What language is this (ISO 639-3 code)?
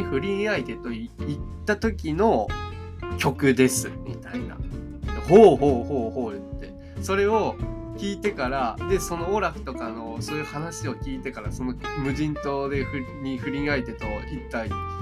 jpn